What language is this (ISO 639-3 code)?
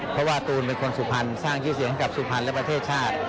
tha